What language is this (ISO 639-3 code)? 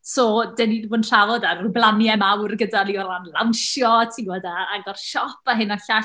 cym